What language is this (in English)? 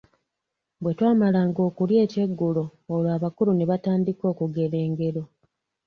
Ganda